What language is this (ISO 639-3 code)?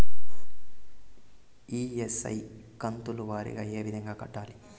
tel